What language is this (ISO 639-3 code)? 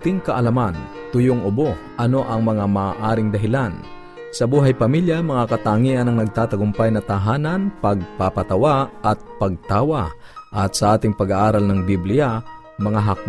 fil